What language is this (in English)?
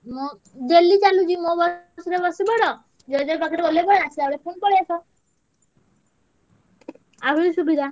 Odia